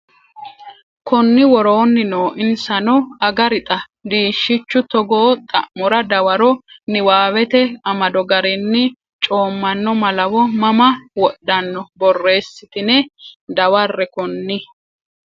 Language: Sidamo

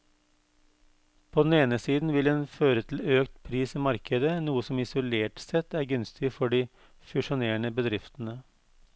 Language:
Norwegian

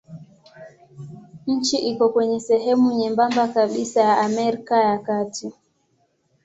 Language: Swahili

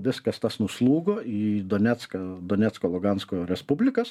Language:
Lithuanian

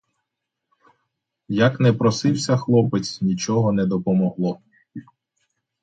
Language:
Ukrainian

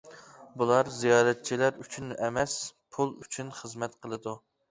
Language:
Uyghur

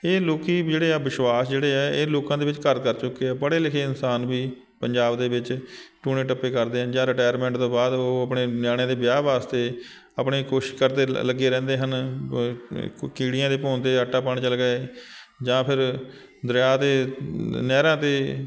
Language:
Punjabi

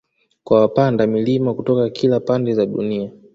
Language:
Swahili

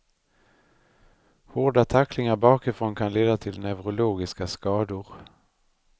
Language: Swedish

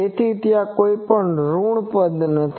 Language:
Gujarati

